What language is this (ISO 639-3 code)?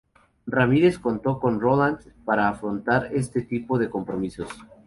spa